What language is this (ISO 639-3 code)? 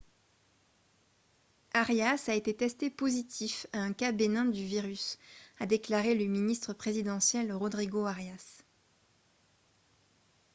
fra